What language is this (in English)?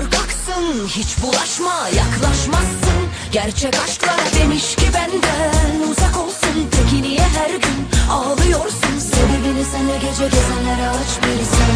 Turkish